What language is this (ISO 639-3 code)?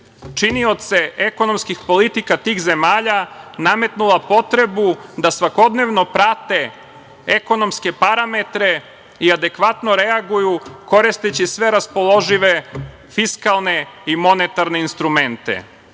srp